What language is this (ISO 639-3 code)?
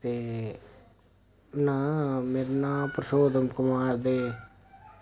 doi